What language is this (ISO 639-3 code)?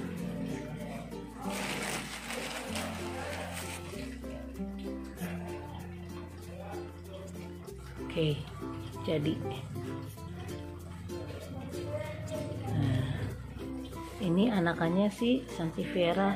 ind